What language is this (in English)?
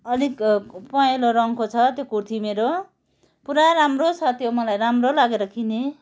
Nepali